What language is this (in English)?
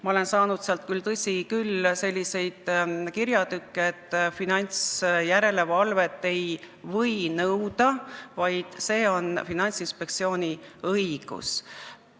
Estonian